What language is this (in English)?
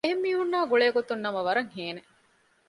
Divehi